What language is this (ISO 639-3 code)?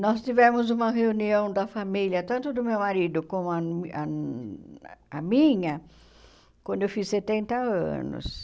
por